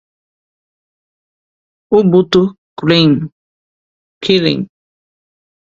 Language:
Portuguese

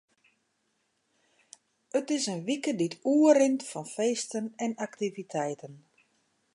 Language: Western Frisian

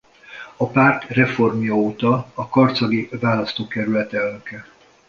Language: Hungarian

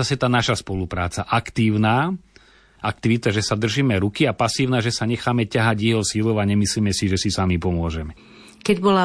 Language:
Slovak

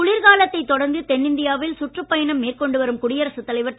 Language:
Tamil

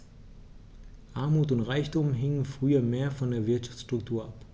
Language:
German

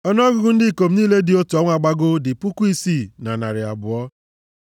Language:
Igbo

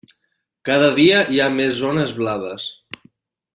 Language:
Catalan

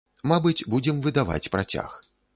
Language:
Belarusian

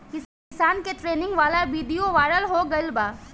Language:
Bhojpuri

